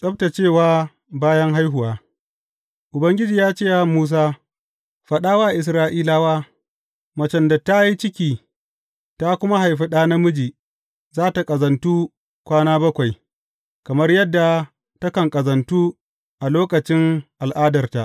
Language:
Hausa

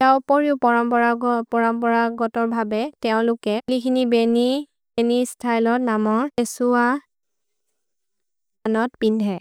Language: Maria (India)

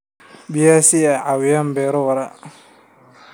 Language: Somali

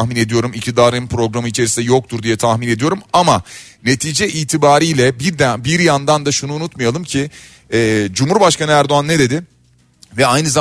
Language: Turkish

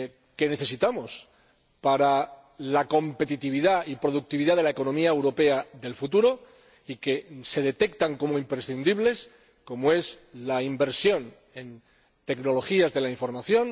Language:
Spanish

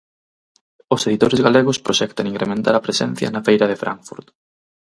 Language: Galician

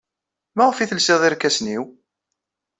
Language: Kabyle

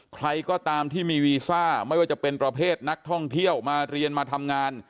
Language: Thai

